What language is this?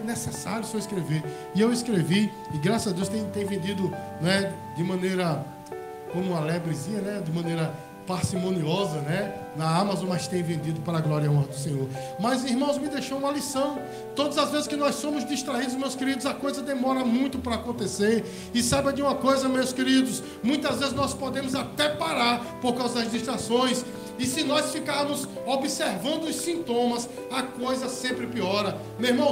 Portuguese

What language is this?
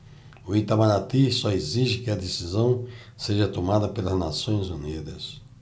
Portuguese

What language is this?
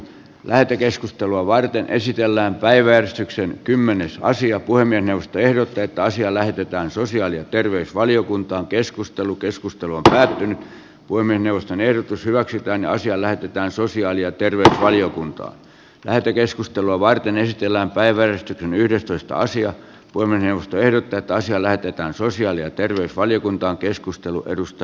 Finnish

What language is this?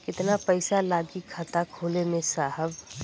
Bhojpuri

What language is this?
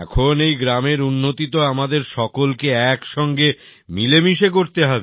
Bangla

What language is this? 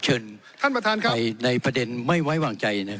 Thai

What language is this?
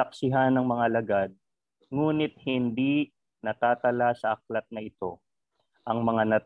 Filipino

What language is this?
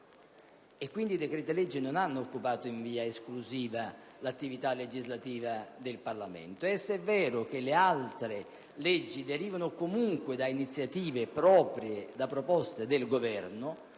Italian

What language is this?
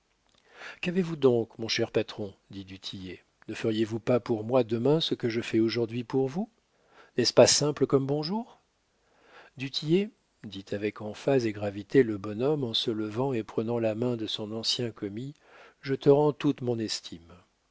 French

